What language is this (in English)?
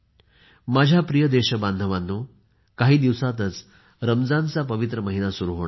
Marathi